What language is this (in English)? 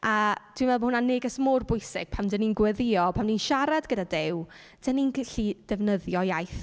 Welsh